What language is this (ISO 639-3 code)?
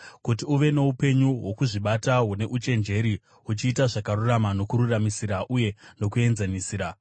sna